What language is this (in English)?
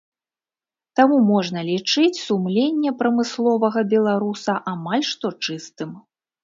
Belarusian